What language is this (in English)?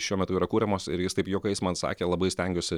Lithuanian